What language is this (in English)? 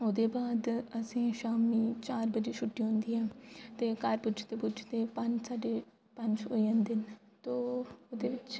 Dogri